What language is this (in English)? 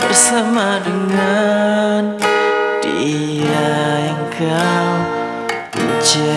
Indonesian